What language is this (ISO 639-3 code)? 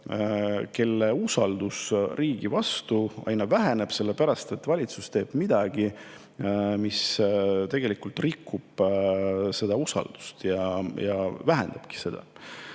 est